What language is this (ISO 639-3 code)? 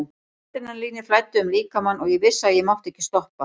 isl